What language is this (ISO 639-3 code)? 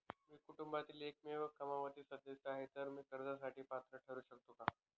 mar